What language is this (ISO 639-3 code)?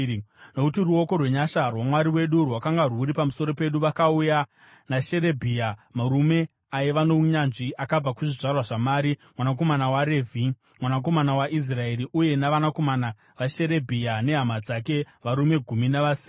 sna